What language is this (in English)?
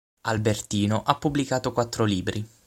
Italian